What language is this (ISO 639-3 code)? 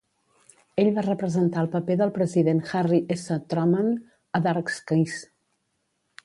cat